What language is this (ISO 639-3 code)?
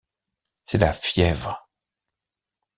fra